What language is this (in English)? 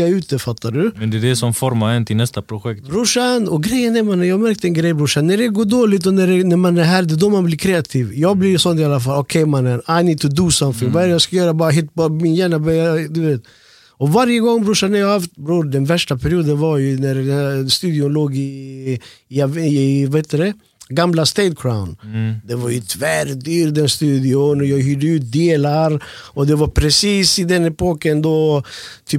Swedish